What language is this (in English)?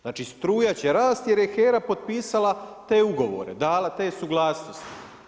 Croatian